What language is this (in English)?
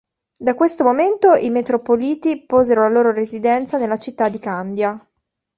Italian